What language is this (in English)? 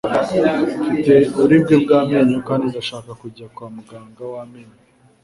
Kinyarwanda